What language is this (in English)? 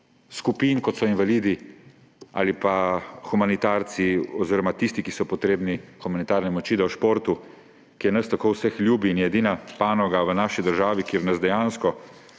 Slovenian